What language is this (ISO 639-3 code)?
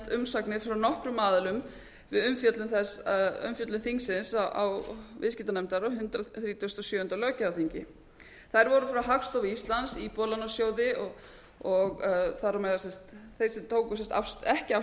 isl